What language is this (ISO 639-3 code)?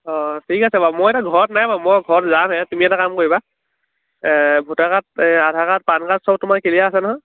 asm